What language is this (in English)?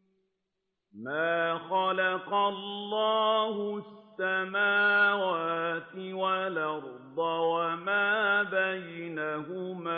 Arabic